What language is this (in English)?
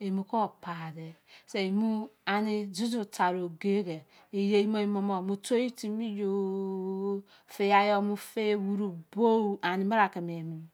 Izon